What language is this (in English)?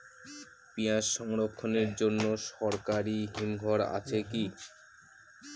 Bangla